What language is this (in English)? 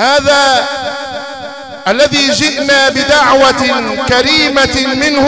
Arabic